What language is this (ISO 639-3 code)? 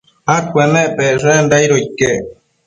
mcf